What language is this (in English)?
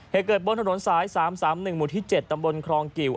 Thai